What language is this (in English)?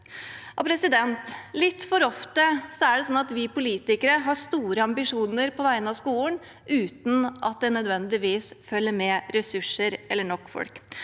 Norwegian